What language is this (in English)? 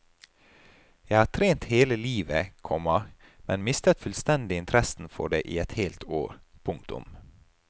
Norwegian